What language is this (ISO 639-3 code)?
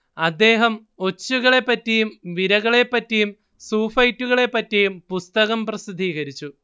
mal